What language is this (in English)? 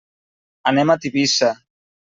Catalan